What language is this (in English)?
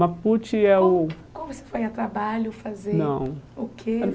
Portuguese